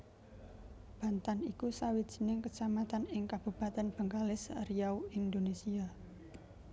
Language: Javanese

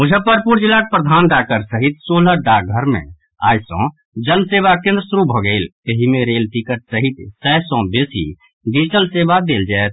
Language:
Maithili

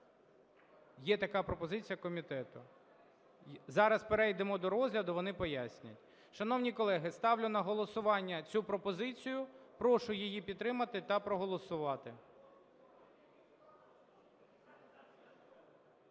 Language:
Ukrainian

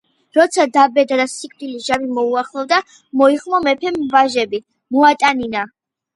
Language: Georgian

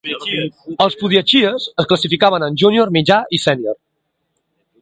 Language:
Catalan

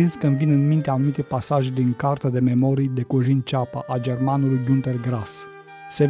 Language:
Romanian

